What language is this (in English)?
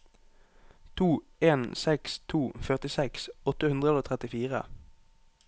Norwegian